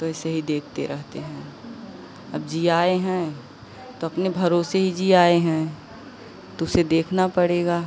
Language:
Hindi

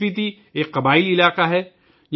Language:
Urdu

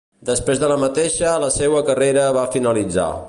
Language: Catalan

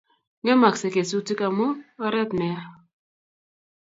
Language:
Kalenjin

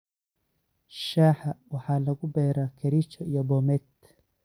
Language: Somali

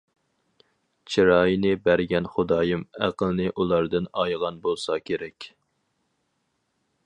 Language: Uyghur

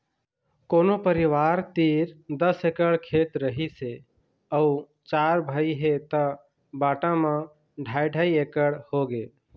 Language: Chhattisgarhi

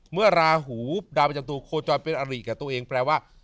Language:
Thai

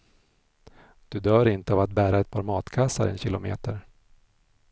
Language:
Swedish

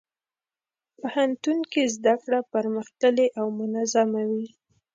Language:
Pashto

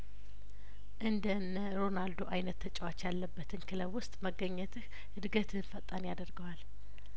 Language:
Amharic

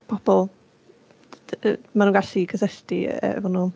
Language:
Welsh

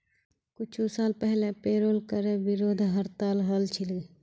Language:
Magahi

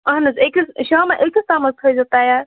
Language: Kashmiri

